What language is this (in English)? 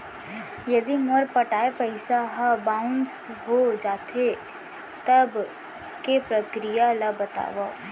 Chhattisgarhi